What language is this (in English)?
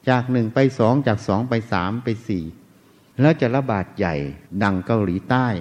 Thai